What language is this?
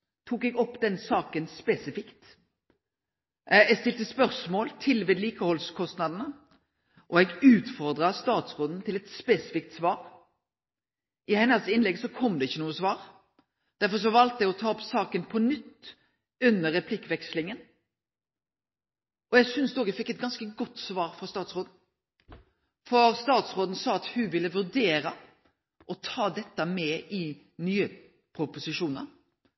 Norwegian Nynorsk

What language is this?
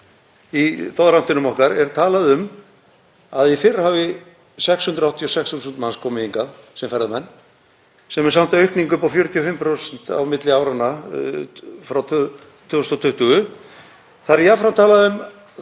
Icelandic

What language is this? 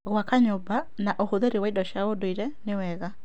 Kikuyu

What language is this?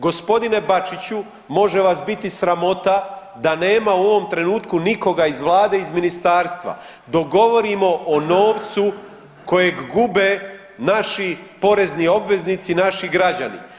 Croatian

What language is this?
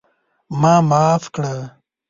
Pashto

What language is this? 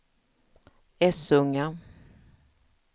Swedish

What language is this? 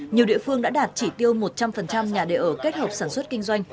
Vietnamese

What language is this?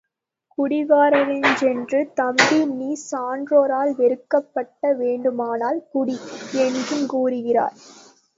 Tamil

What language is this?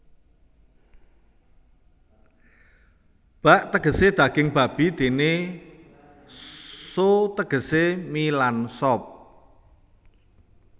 Javanese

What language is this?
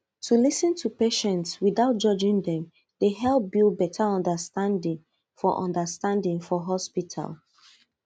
Nigerian Pidgin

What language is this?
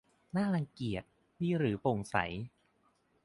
Thai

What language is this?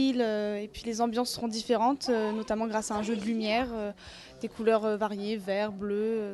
French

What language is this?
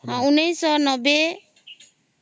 Odia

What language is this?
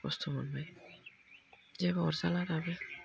Bodo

